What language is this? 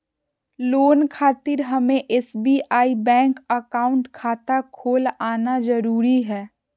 Magahi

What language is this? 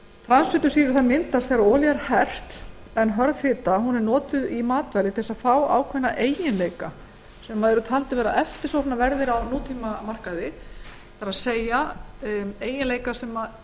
Icelandic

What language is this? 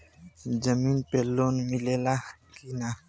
Bhojpuri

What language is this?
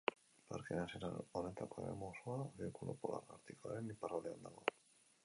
Basque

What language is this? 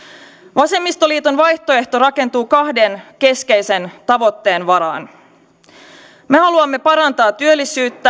Finnish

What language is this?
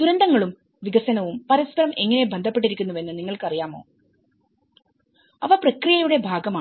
Malayalam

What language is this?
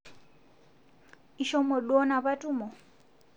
Masai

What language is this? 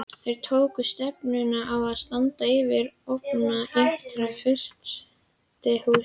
Icelandic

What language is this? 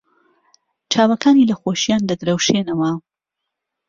Central Kurdish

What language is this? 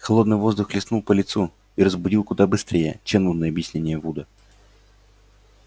Russian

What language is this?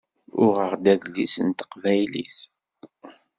Kabyle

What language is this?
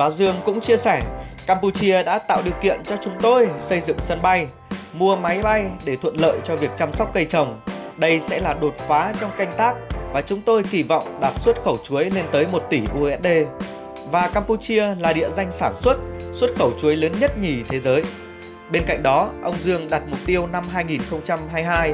Vietnamese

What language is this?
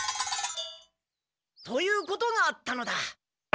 Japanese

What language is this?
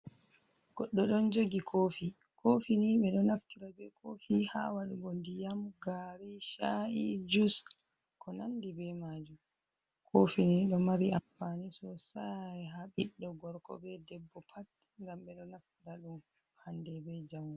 Fula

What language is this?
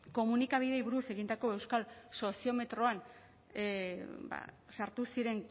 Basque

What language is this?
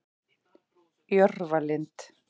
Icelandic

